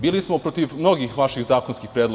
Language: Serbian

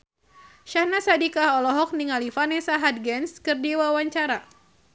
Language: Sundanese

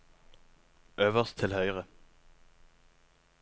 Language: Norwegian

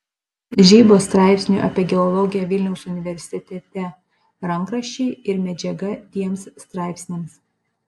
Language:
Lithuanian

